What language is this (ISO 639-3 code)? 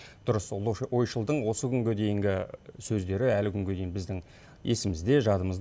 kaz